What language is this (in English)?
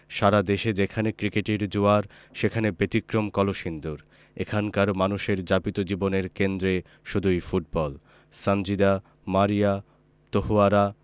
Bangla